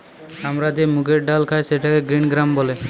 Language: Bangla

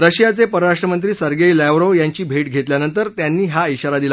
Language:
Marathi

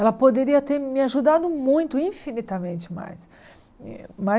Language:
Portuguese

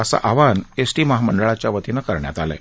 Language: Marathi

